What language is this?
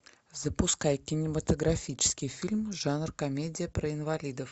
Russian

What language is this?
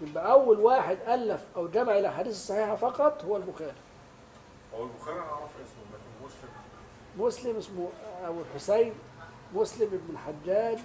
Arabic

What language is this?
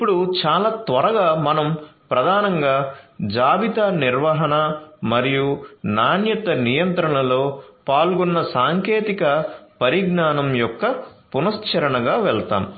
Telugu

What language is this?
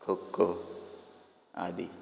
Konkani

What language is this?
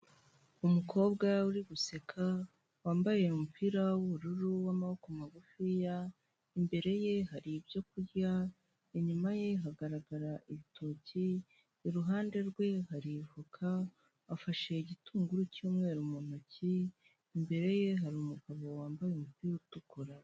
Kinyarwanda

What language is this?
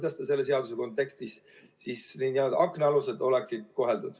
Estonian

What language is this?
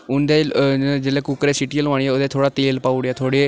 Dogri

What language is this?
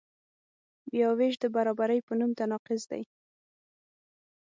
Pashto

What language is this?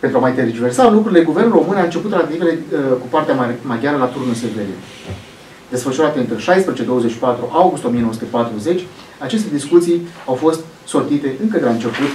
Romanian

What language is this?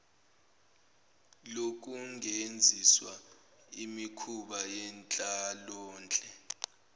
Zulu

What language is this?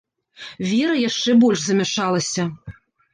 Belarusian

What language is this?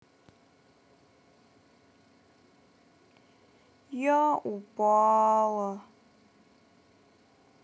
Russian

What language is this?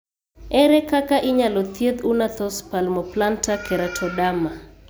Luo (Kenya and Tanzania)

